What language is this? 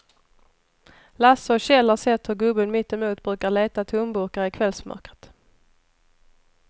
Swedish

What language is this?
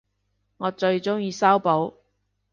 Cantonese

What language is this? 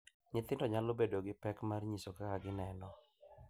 Luo (Kenya and Tanzania)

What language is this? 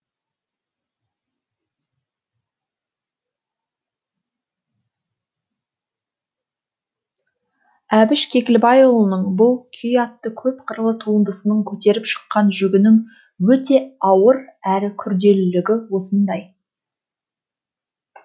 Kazakh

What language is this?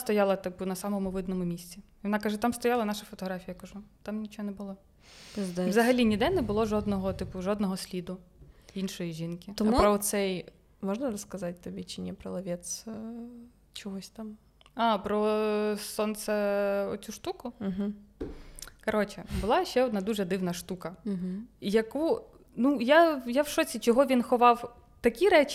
Ukrainian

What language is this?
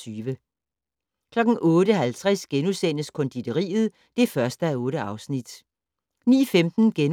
Danish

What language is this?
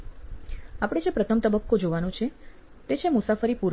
Gujarati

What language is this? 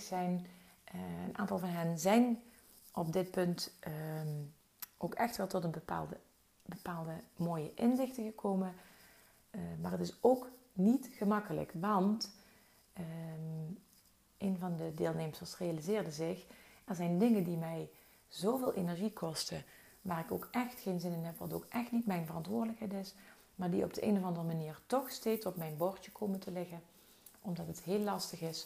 Dutch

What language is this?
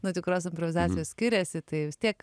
Lithuanian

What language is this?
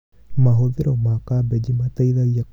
Kikuyu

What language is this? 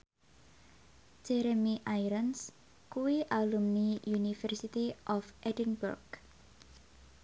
Javanese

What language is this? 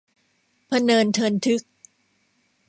Thai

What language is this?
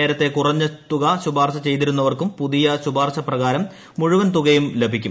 Malayalam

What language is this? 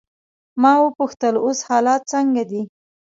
Pashto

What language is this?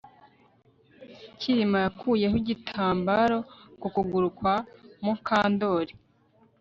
Kinyarwanda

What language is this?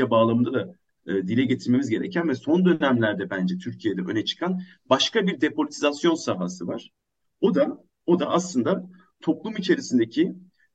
Turkish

